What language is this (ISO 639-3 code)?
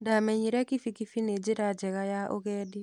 kik